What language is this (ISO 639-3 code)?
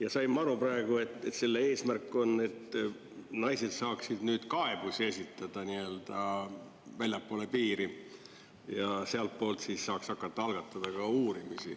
est